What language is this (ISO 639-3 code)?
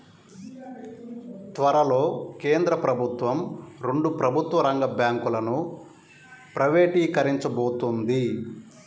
tel